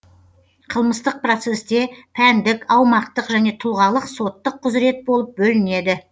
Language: Kazakh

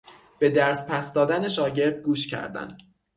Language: Persian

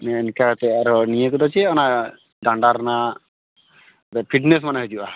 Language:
Santali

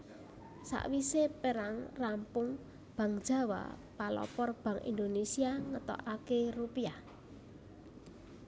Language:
Javanese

